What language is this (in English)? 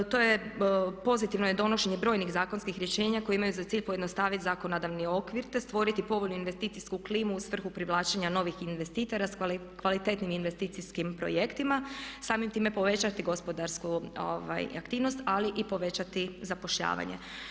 Croatian